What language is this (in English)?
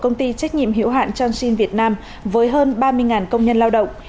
Vietnamese